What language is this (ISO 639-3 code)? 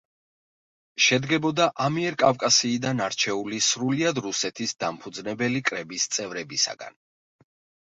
kat